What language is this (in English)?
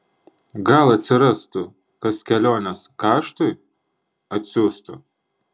Lithuanian